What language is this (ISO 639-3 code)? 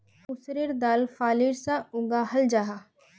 mag